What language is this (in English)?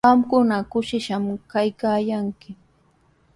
Sihuas Ancash Quechua